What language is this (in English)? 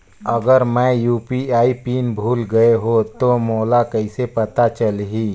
Chhattisgarhi